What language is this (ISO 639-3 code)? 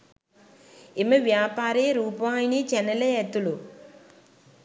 sin